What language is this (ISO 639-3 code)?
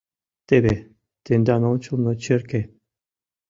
chm